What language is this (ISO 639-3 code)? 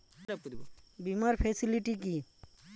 ben